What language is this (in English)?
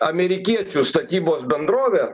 Lithuanian